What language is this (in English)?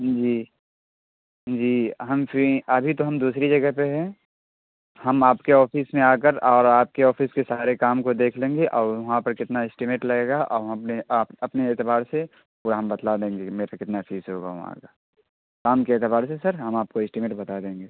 Urdu